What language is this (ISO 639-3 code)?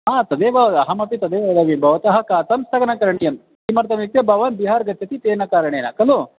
san